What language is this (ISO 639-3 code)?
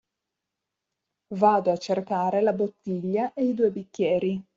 ita